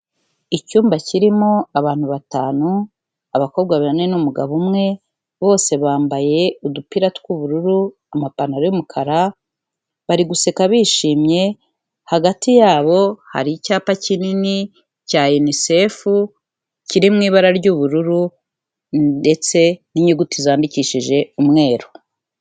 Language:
Kinyarwanda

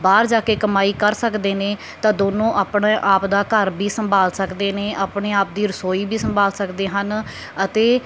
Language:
Punjabi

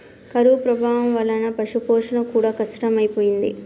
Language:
Telugu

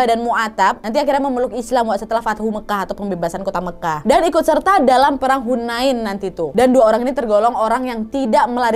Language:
Indonesian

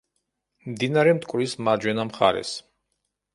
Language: Georgian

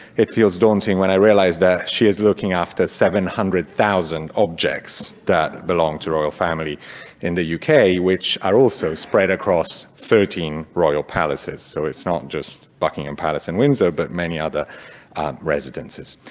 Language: English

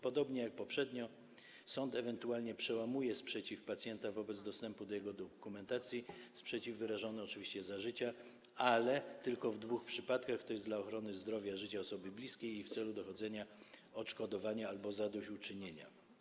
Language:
Polish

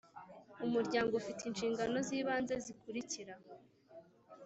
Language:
Kinyarwanda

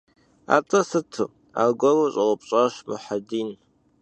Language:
Kabardian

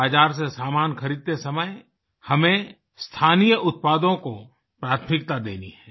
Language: Hindi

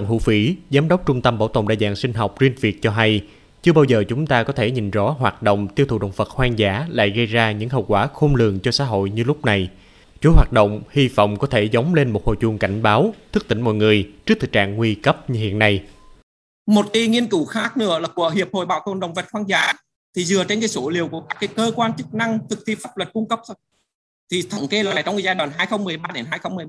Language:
Vietnamese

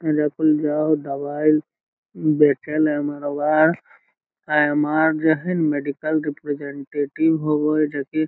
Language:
Magahi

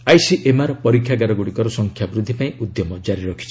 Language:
Odia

